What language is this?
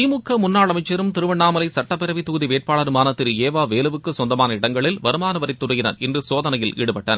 Tamil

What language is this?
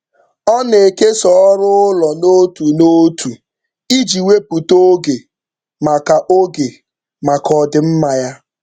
Igbo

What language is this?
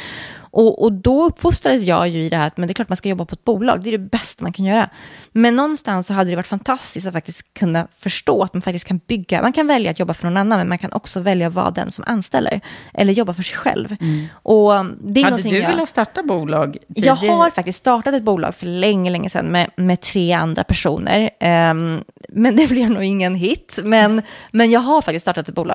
Swedish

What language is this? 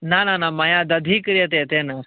Sanskrit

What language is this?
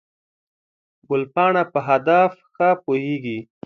Pashto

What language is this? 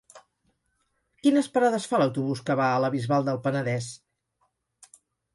Catalan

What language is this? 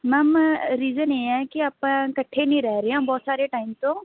Punjabi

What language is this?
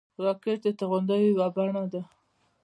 Pashto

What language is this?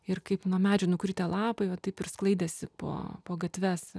Lithuanian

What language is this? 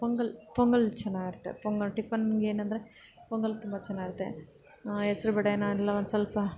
Kannada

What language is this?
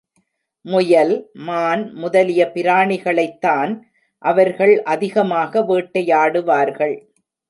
Tamil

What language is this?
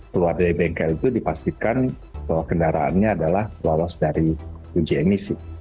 Indonesian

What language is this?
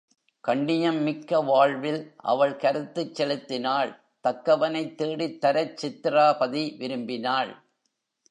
Tamil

